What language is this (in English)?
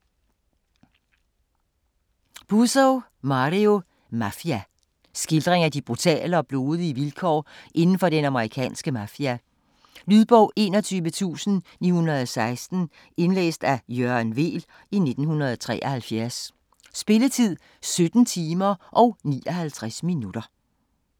Danish